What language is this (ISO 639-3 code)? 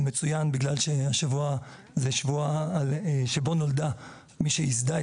heb